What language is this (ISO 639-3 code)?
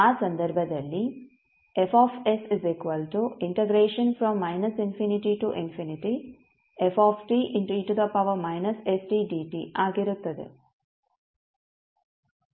kan